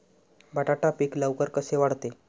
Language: Marathi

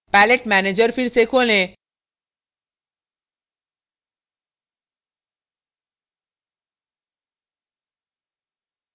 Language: Hindi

